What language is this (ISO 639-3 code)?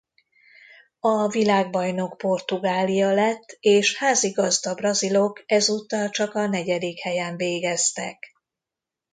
hun